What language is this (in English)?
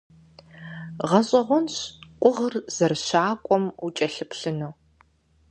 Kabardian